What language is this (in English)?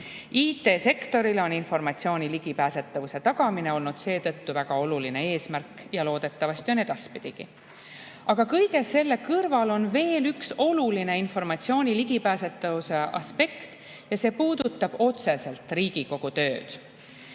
Estonian